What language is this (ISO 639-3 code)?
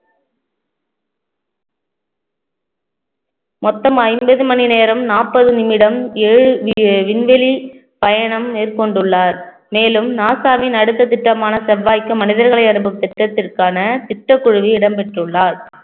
tam